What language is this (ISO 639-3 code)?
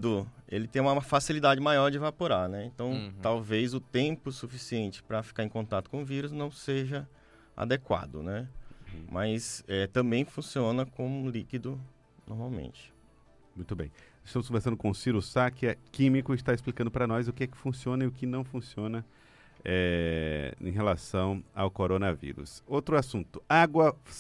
por